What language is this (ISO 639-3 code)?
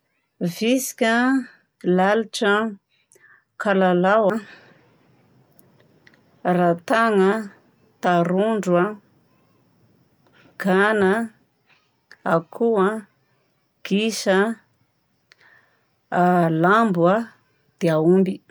bzc